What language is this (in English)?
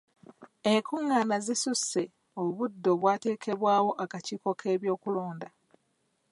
Ganda